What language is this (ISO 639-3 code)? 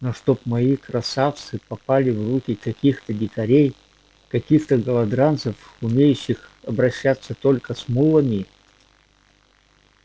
rus